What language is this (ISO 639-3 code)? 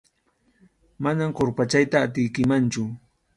qxu